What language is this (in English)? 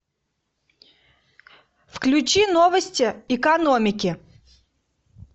Russian